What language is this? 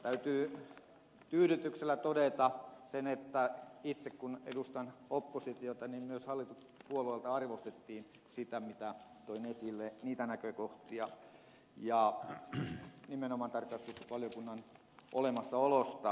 Finnish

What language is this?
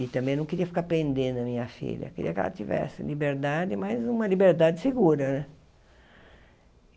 Portuguese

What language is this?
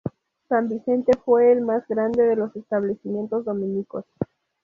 Spanish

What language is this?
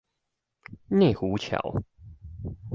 Chinese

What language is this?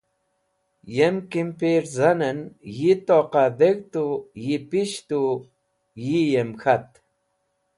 Wakhi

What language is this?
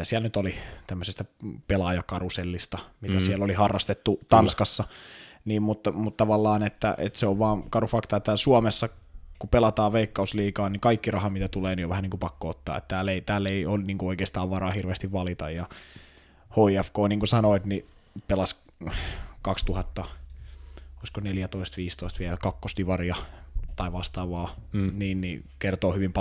Finnish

